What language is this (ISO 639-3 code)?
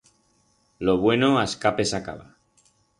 arg